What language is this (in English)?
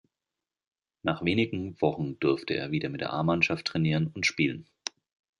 German